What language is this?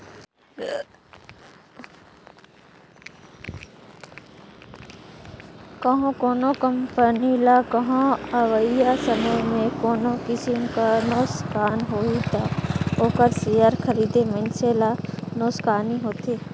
Chhattisgarhi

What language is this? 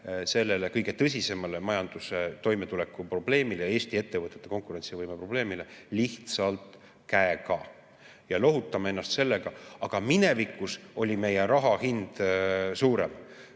Estonian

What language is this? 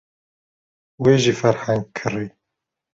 Kurdish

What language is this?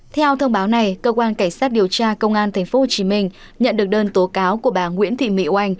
Vietnamese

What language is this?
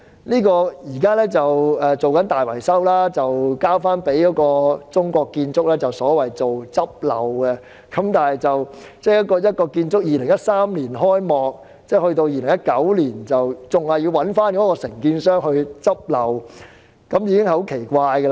Cantonese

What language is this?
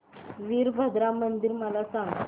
Marathi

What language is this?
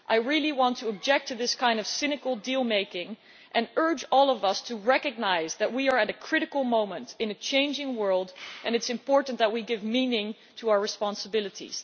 English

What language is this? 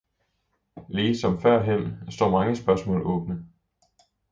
Danish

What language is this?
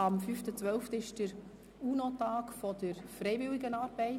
Swiss German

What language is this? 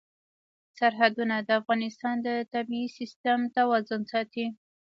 Pashto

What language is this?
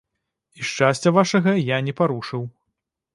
Belarusian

